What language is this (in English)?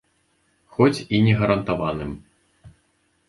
Belarusian